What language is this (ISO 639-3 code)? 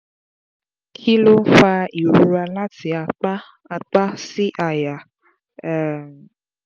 yor